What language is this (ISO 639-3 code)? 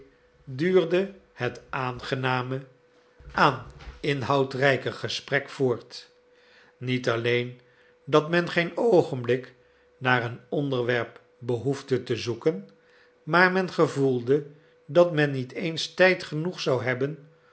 nld